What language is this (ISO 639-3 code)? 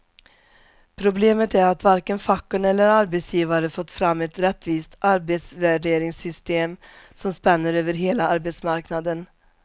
swe